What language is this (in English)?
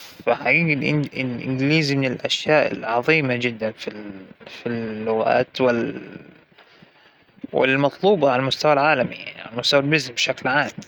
Hijazi Arabic